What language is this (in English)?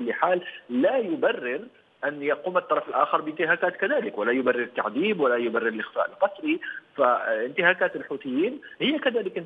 Arabic